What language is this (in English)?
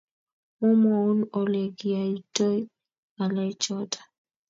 Kalenjin